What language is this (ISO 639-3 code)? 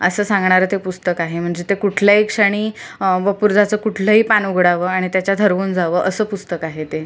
mar